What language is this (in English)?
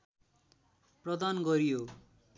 Nepali